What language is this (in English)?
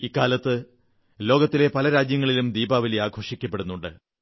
Malayalam